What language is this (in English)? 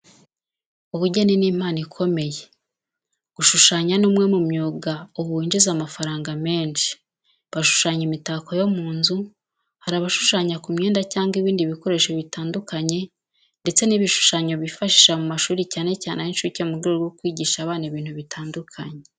Kinyarwanda